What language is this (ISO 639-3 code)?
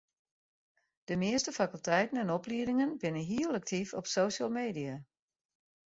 fry